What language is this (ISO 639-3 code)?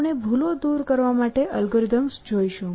guj